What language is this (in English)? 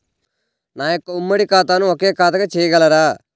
Telugu